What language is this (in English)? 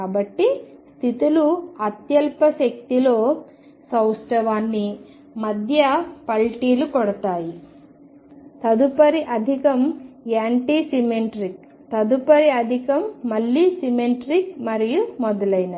Telugu